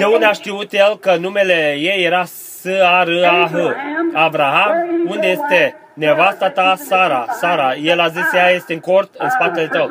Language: Romanian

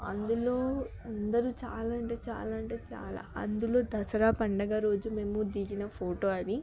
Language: Telugu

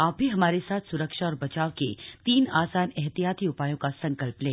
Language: Hindi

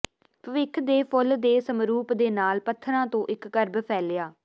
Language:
Punjabi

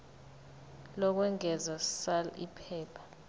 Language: Zulu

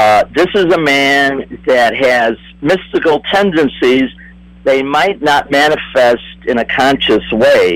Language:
English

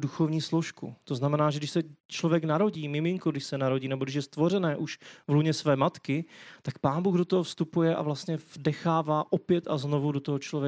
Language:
Czech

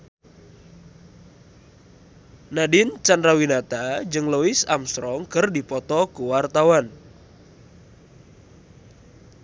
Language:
Sundanese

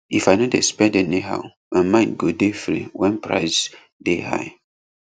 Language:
Nigerian Pidgin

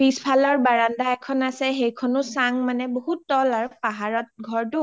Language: Assamese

